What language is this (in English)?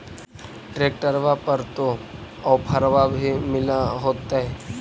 Magahi